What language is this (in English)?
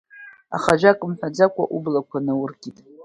Abkhazian